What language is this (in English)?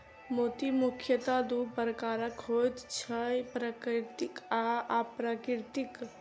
Maithili